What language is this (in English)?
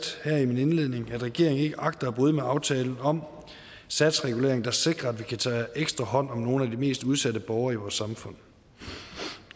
Danish